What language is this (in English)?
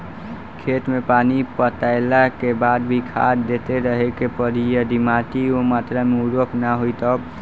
Bhojpuri